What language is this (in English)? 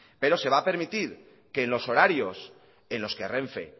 Spanish